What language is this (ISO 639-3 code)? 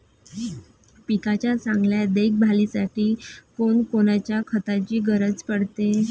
mar